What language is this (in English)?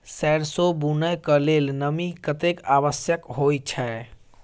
Maithili